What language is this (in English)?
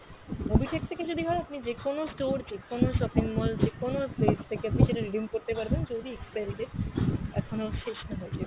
Bangla